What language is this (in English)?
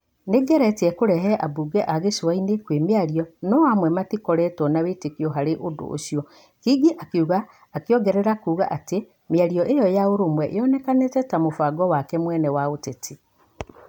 Kikuyu